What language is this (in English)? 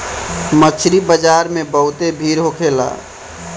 Bhojpuri